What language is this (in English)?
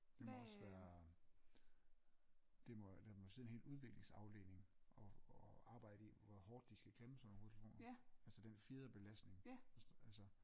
Danish